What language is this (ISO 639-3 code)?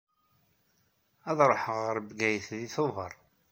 kab